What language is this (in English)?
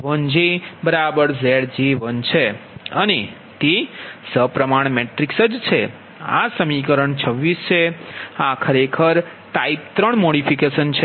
Gujarati